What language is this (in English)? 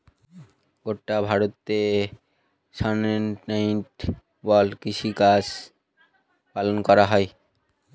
Bangla